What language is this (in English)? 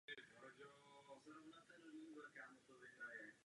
Czech